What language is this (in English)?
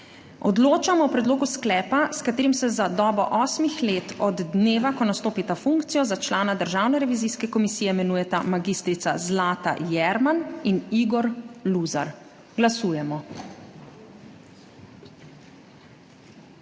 Slovenian